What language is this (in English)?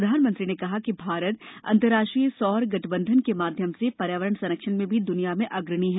Hindi